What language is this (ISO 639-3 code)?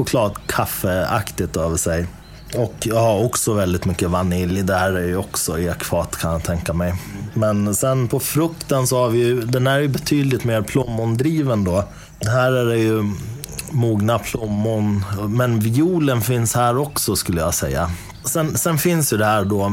swe